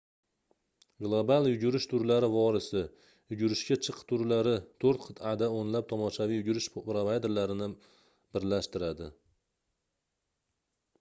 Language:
Uzbek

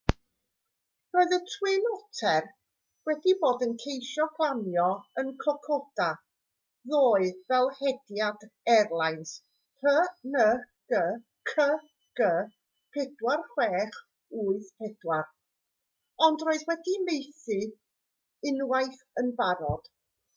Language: Welsh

